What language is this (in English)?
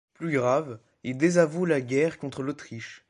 French